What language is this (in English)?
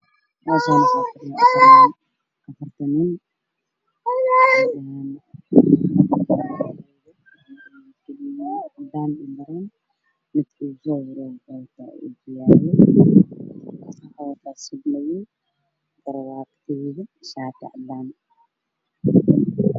Somali